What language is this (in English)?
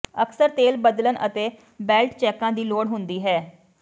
Punjabi